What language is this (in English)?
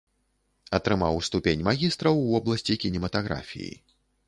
Belarusian